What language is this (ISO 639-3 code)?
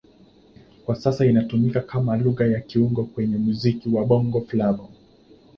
swa